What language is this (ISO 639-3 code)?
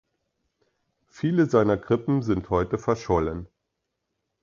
deu